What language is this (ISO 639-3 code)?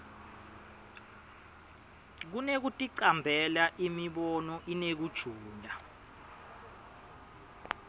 ssw